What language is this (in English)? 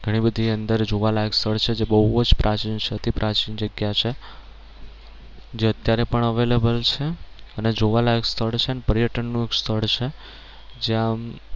Gujarati